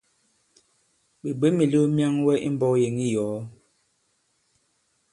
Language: Bankon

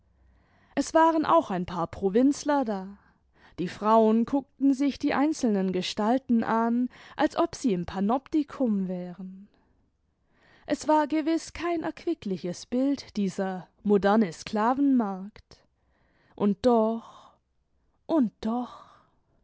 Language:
German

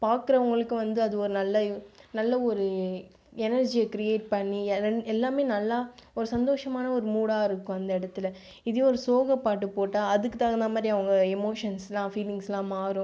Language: Tamil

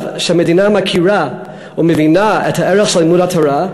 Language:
Hebrew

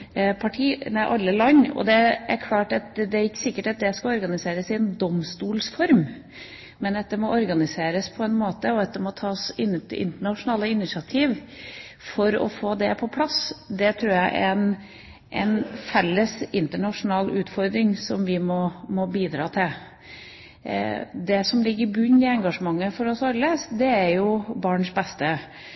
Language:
Norwegian Bokmål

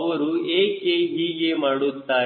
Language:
Kannada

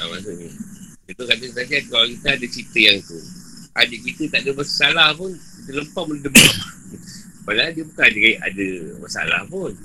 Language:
Malay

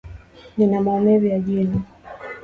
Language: Swahili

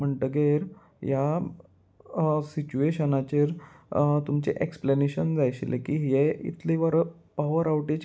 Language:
Konkani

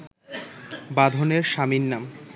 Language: Bangla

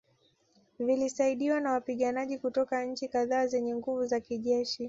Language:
Swahili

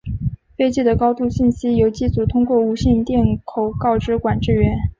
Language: Chinese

